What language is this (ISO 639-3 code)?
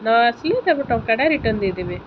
ori